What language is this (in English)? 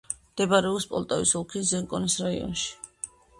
Georgian